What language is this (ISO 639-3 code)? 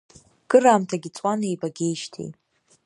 abk